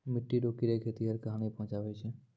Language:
Maithili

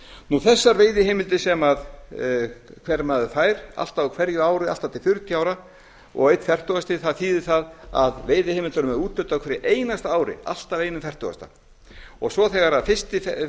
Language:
Icelandic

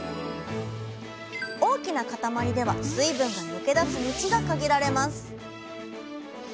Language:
Japanese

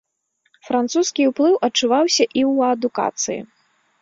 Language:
Belarusian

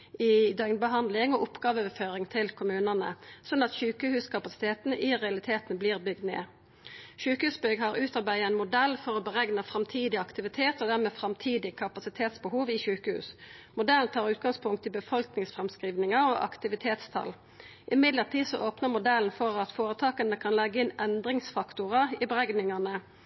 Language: Norwegian Nynorsk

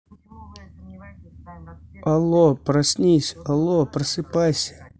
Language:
Russian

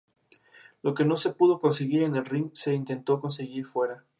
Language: Spanish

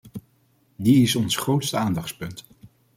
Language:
Dutch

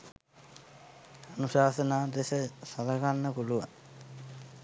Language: Sinhala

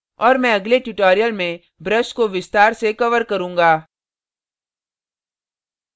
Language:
Hindi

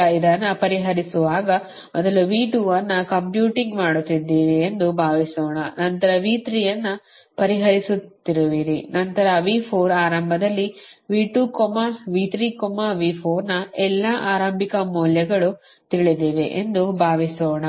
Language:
Kannada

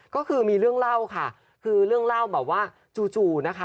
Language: Thai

